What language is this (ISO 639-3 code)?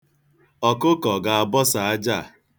ibo